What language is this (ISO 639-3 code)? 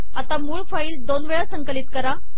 mar